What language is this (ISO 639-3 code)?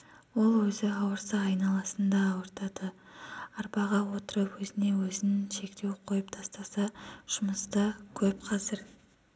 kaz